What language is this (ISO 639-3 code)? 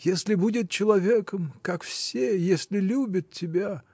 rus